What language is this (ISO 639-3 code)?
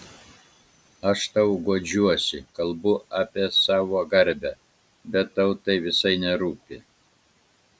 lit